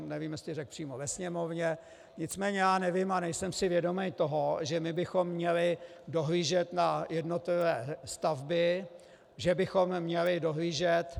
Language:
Czech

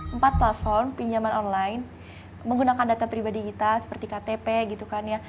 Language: Indonesian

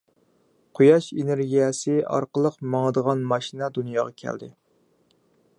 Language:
Uyghur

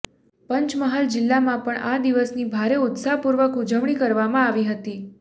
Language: Gujarati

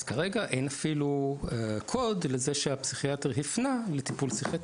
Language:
Hebrew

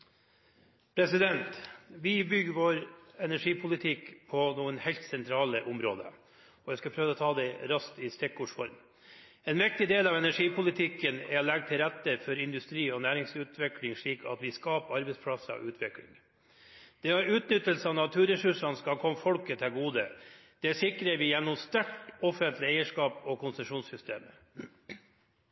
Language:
Norwegian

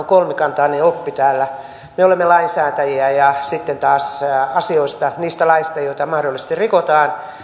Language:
Finnish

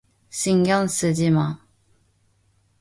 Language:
Korean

